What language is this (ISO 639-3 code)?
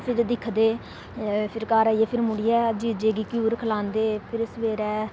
doi